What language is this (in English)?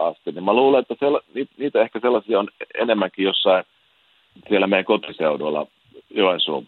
Finnish